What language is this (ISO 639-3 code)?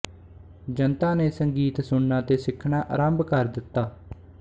pan